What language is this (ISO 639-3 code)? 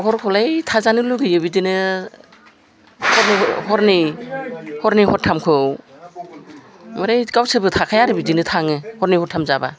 brx